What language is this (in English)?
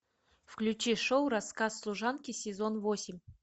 Russian